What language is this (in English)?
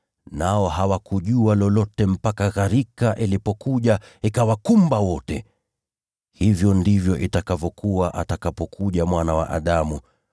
Swahili